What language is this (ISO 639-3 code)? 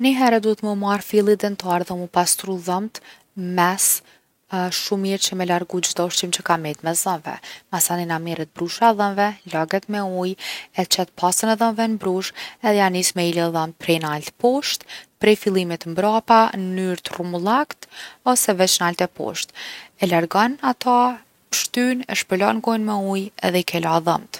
aln